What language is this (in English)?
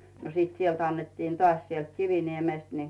Finnish